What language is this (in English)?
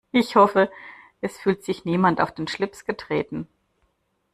German